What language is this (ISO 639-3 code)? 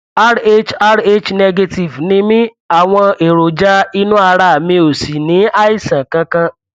yor